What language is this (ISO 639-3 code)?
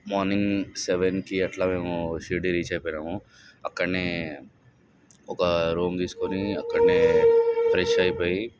tel